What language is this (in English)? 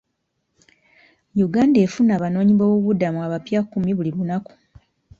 Ganda